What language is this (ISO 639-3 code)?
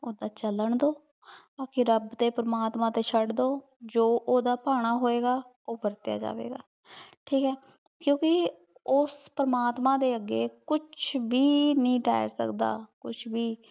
pan